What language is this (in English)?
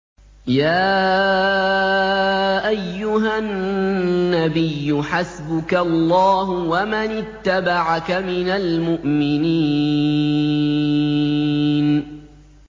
Arabic